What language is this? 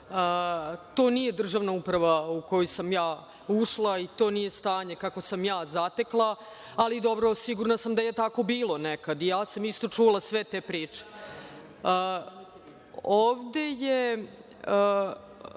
Serbian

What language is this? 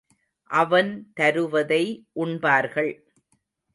Tamil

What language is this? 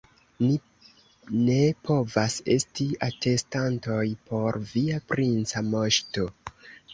Esperanto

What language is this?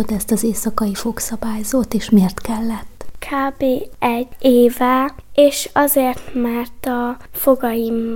Hungarian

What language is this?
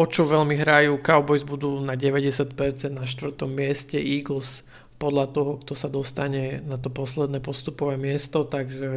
Slovak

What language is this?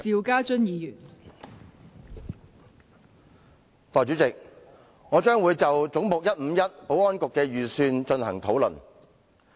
Cantonese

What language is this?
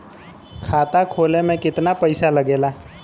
Bhojpuri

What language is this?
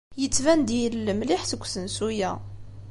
Kabyle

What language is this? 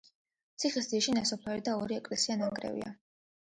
Georgian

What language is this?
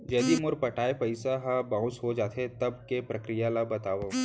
Chhattisgarhi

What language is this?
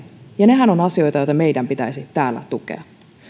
Finnish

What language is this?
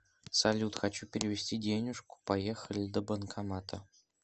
Russian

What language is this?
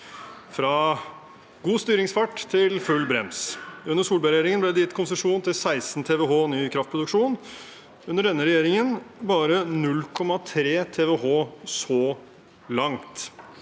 Norwegian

